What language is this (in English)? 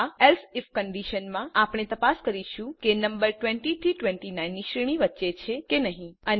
Gujarati